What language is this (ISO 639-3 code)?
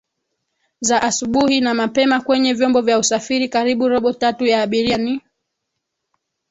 swa